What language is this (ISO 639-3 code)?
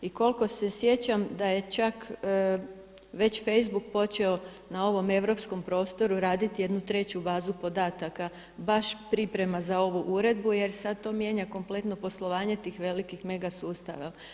hrv